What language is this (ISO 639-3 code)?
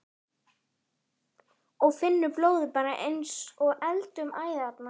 isl